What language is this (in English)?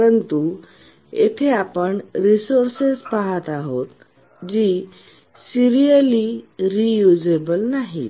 Marathi